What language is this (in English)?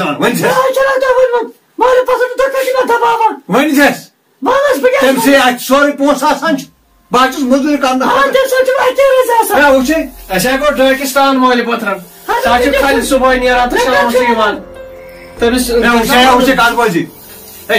Arabic